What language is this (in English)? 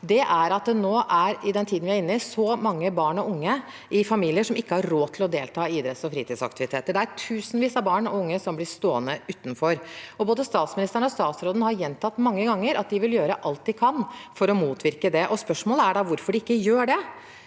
Norwegian